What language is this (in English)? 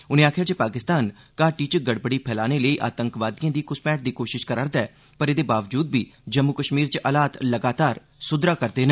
Dogri